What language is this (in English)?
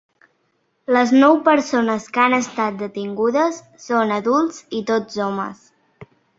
Catalan